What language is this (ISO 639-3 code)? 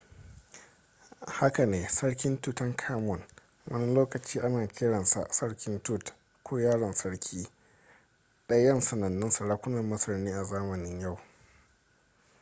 hau